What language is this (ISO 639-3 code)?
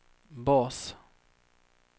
swe